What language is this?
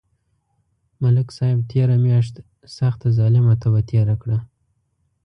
Pashto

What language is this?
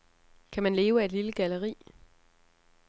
Danish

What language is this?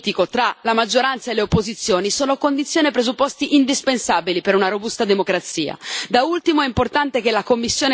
Italian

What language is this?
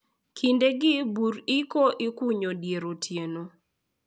Luo (Kenya and Tanzania)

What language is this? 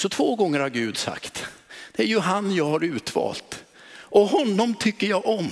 Swedish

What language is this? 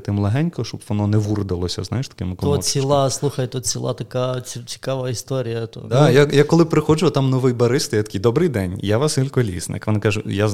Ukrainian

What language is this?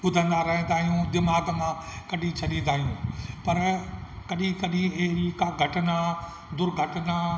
Sindhi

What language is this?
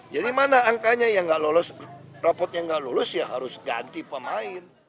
Indonesian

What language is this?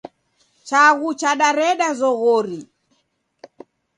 Taita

